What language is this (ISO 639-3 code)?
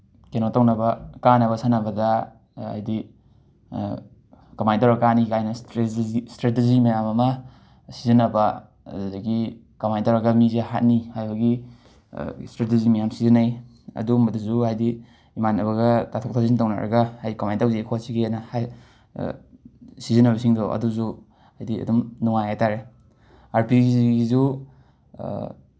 mni